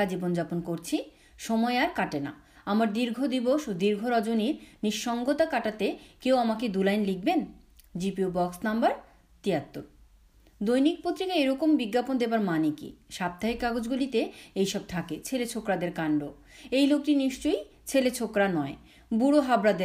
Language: Bangla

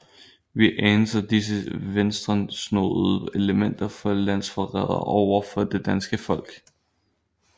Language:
Danish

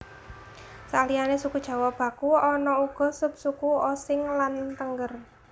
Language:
Javanese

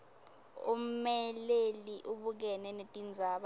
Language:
Swati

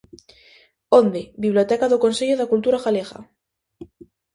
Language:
Galician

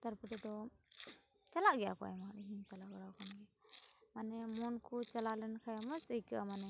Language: Santali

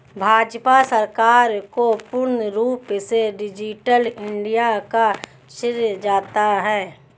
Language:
Hindi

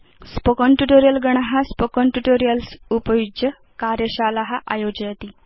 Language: Sanskrit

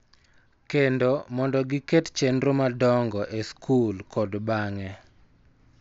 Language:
Luo (Kenya and Tanzania)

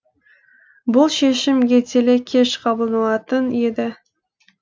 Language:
Kazakh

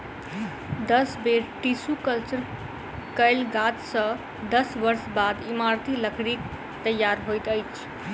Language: Maithili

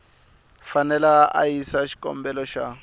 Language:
Tsonga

